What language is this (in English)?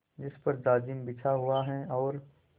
Hindi